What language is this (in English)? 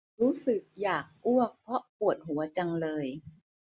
Thai